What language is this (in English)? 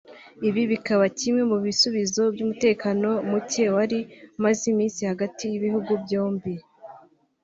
Kinyarwanda